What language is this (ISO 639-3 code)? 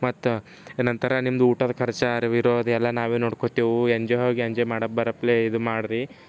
kan